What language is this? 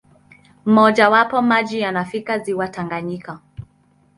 Swahili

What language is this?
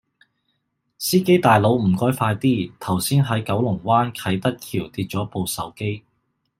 Cantonese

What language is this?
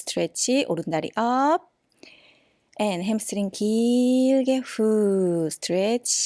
Korean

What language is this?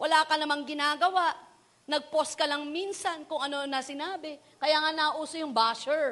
Filipino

